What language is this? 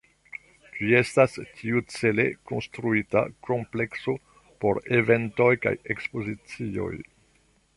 Esperanto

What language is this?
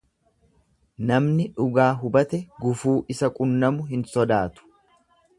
Oromo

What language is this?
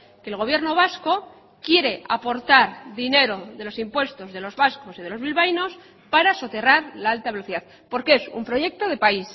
Spanish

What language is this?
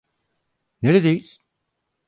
Turkish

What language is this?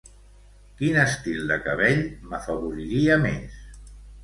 Catalan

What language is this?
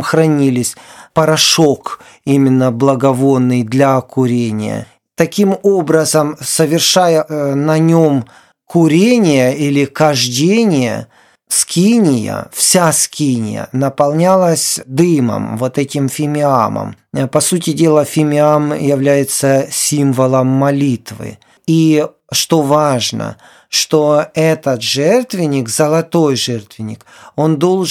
Ukrainian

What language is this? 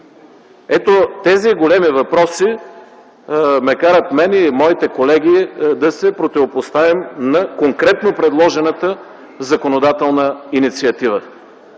Bulgarian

